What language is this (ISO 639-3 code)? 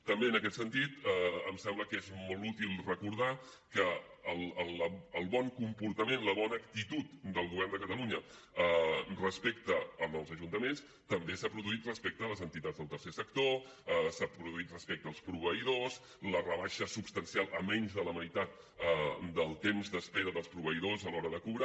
cat